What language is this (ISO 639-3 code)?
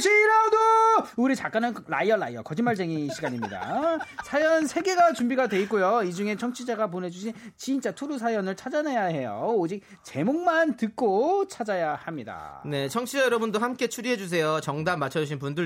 kor